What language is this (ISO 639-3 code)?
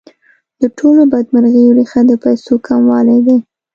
pus